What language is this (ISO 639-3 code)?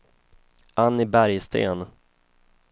swe